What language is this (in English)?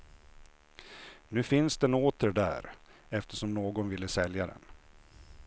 Swedish